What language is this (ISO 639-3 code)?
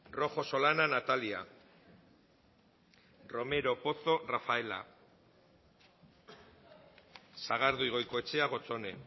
eus